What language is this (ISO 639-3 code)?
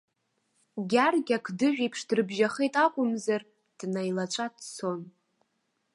abk